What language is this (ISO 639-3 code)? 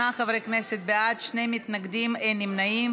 heb